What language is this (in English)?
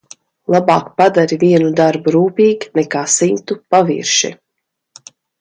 Latvian